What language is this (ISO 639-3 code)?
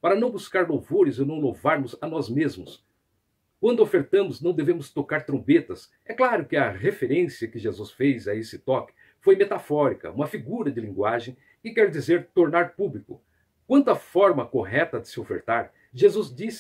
por